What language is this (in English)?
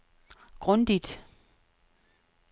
Danish